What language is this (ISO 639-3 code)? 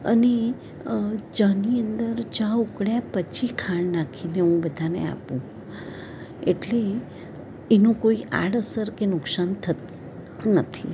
guj